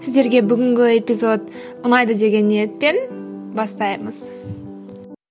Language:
Kazakh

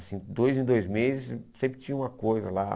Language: Portuguese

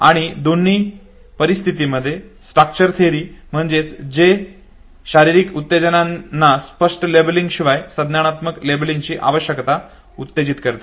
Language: Marathi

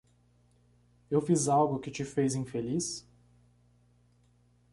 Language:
Portuguese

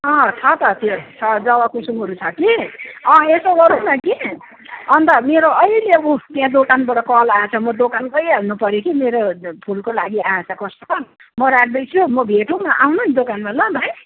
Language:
Nepali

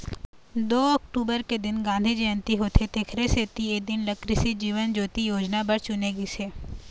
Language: Chhattisgarhi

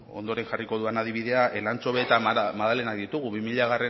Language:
Basque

